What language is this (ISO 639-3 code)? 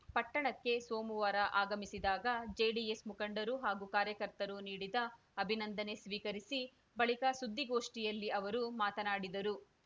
kan